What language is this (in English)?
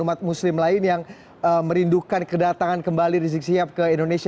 Indonesian